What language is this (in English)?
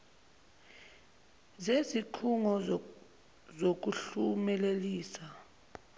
Zulu